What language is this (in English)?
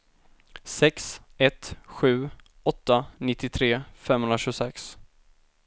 Swedish